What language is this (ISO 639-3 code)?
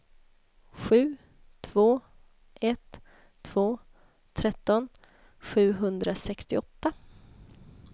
swe